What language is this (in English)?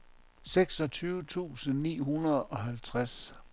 Danish